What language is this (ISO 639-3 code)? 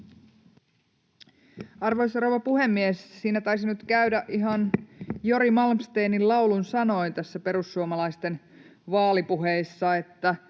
fin